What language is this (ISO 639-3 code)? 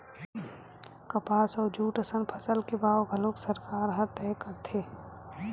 hne